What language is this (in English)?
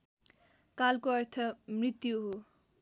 Nepali